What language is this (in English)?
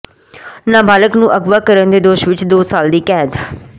Punjabi